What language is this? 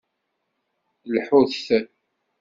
Kabyle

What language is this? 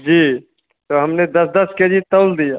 Hindi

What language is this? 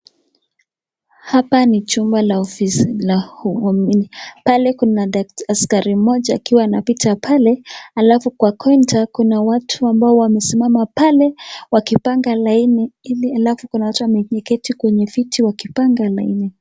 Swahili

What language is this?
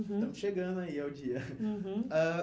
Portuguese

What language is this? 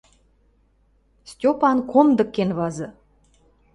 Western Mari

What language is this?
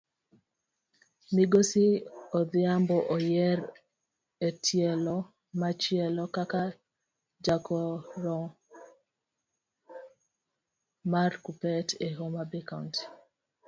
Luo (Kenya and Tanzania)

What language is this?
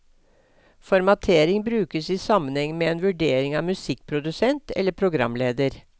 Norwegian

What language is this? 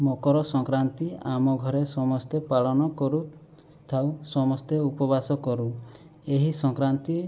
Odia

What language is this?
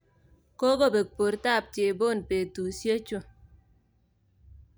Kalenjin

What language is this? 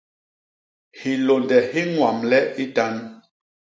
Basaa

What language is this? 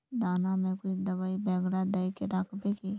Magahi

